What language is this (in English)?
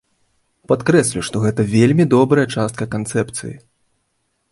Belarusian